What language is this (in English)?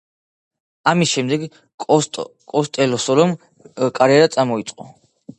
Georgian